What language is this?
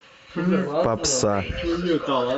Russian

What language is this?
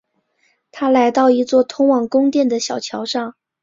Chinese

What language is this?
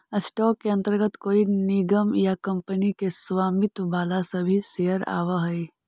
Magahi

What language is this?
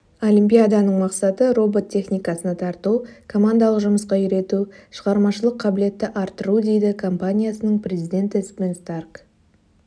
Kazakh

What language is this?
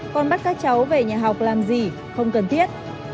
Vietnamese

